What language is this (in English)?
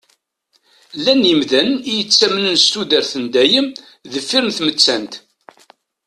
Kabyle